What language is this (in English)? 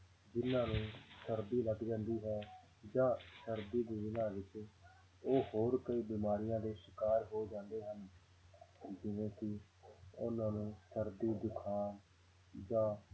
Punjabi